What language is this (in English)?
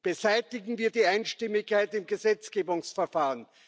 German